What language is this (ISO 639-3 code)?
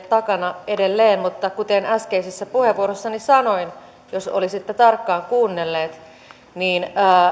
fin